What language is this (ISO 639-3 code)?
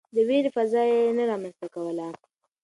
pus